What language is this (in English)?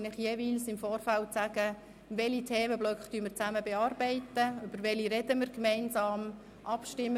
Swiss German